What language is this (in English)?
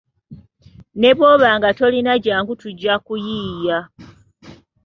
Ganda